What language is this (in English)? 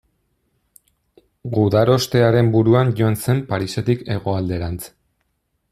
Basque